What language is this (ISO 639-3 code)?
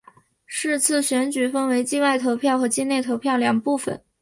zho